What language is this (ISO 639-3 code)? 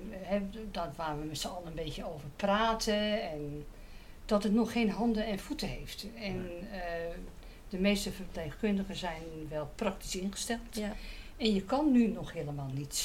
nld